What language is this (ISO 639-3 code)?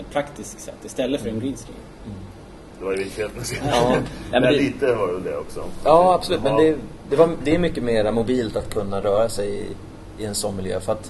swe